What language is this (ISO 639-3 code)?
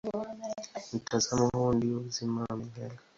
swa